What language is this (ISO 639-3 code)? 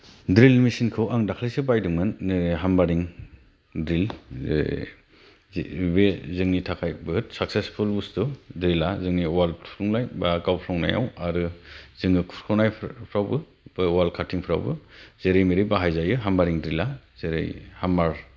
brx